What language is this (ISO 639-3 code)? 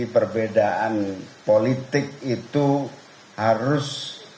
ind